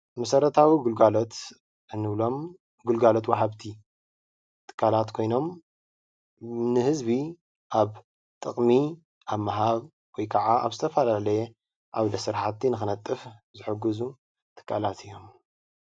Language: Tigrinya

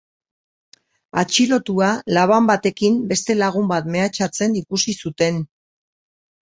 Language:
Basque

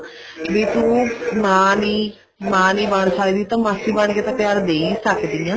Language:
Punjabi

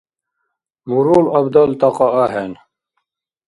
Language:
Dargwa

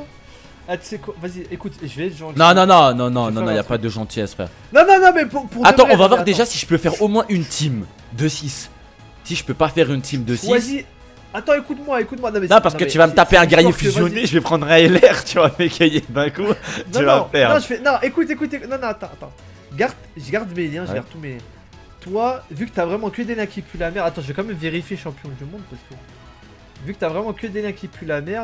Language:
French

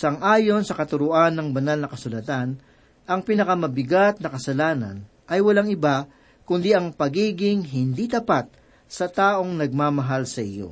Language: Filipino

